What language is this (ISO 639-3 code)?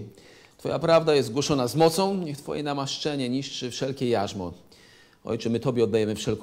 pol